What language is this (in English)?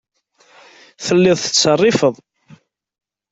Kabyle